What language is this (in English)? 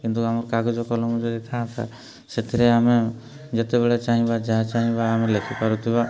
Odia